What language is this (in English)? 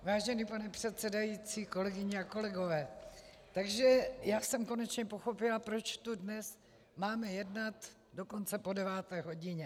Czech